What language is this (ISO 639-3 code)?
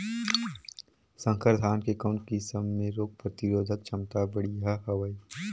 hne